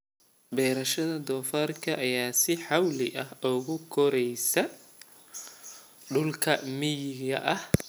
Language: Somali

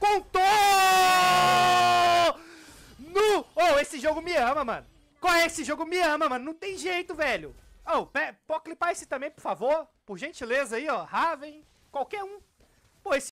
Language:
Portuguese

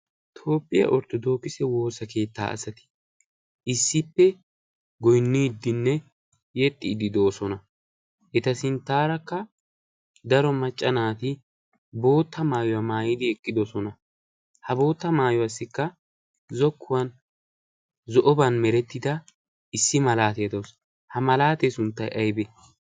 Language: Wolaytta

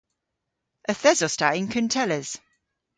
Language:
Cornish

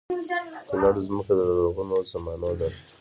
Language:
Pashto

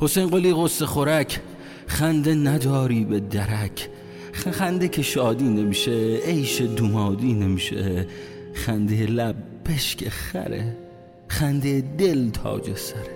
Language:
Persian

